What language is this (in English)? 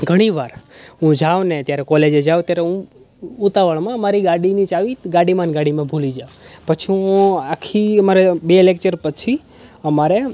Gujarati